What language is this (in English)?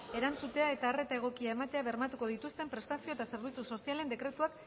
Basque